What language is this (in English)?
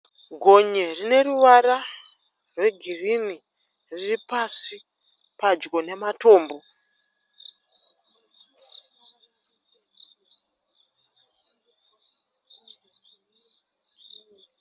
Shona